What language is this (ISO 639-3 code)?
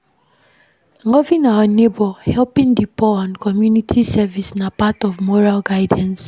pcm